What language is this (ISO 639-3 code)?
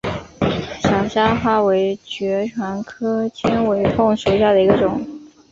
zho